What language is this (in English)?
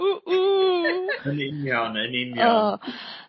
Welsh